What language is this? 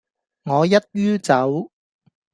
Cantonese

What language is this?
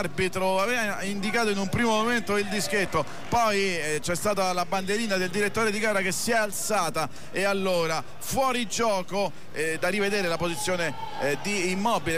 Italian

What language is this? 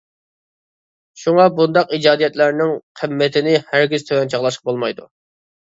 Uyghur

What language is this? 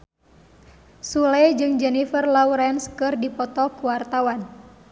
Sundanese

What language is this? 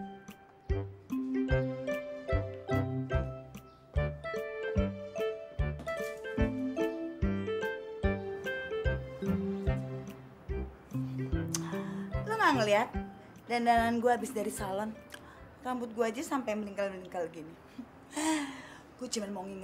Indonesian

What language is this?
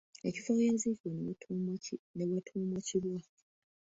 Ganda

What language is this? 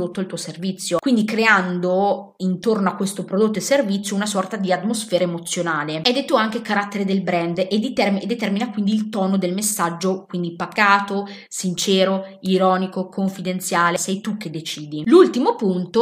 Italian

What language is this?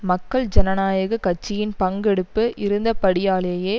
Tamil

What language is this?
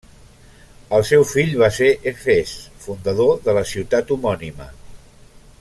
Catalan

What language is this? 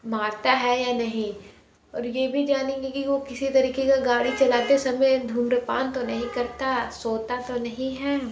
Hindi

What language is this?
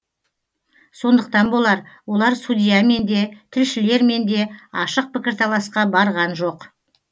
Kazakh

